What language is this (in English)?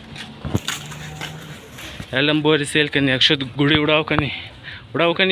Romanian